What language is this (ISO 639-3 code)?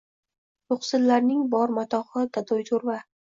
uzb